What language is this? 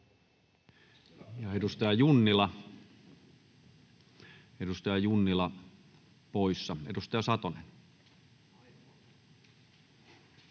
Finnish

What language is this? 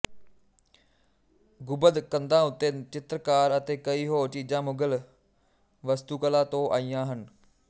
Punjabi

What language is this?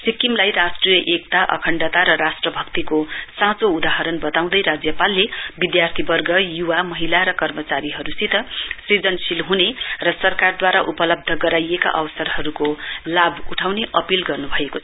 Nepali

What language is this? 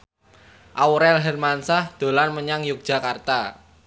Javanese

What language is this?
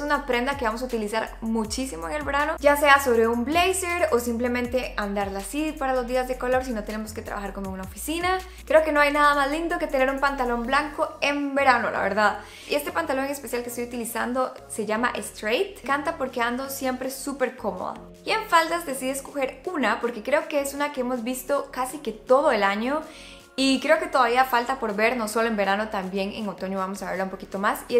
Spanish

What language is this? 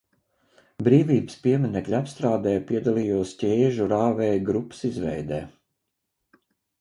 Latvian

